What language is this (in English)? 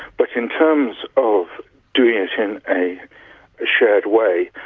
English